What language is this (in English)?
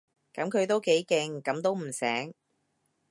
Cantonese